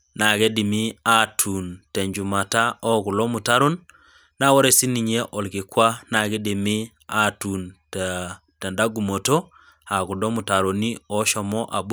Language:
Masai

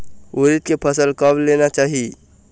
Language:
Chhattisgarhi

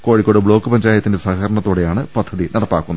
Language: Malayalam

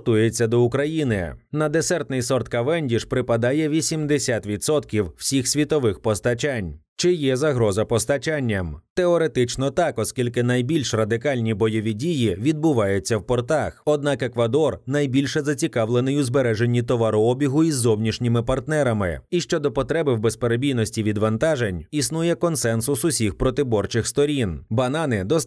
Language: Ukrainian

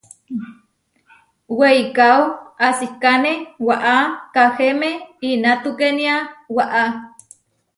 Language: Huarijio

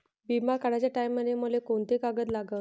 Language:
Marathi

